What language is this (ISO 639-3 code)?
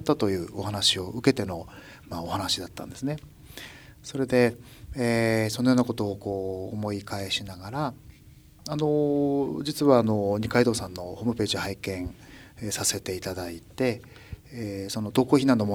jpn